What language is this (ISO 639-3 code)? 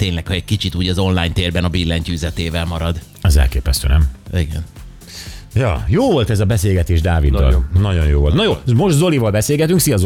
hun